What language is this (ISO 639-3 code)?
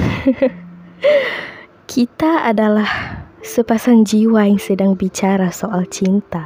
msa